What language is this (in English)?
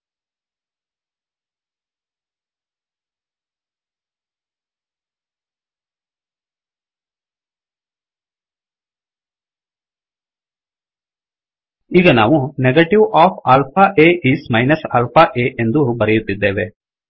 Kannada